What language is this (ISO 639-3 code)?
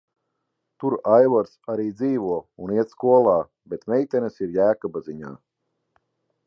lav